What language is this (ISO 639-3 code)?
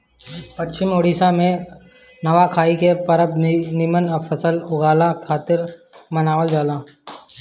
bho